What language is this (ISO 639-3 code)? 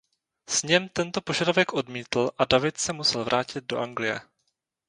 ces